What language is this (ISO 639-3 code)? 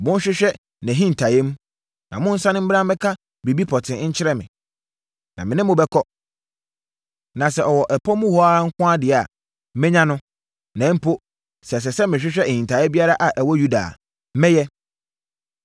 aka